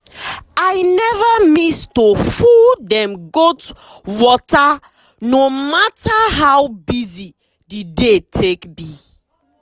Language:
Nigerian Pidgin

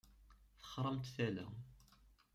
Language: Kabyle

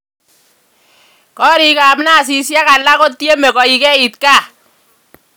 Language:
Kalenjin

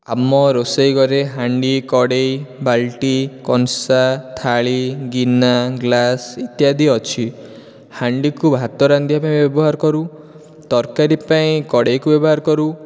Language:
Odia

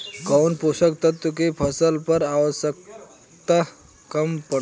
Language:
Bhojpuri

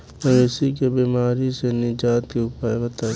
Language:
Bhojpuri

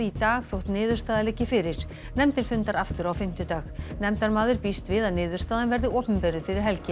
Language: Icelandic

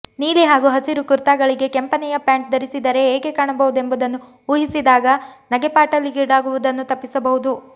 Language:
Kannada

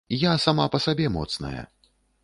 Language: Belarusian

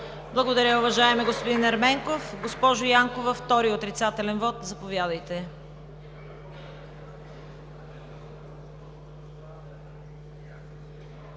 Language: Bulgarian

